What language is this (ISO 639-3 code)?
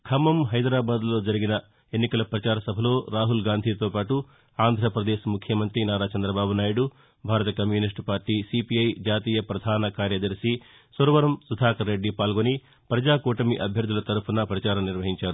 tel